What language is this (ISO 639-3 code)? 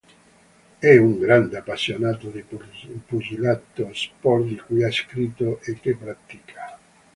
ita